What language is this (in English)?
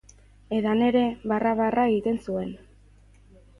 Basque